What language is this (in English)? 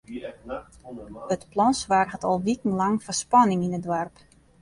Western Frisian